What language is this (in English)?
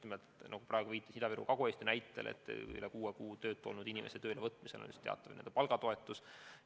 Estonian